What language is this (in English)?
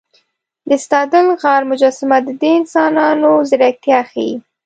Pashto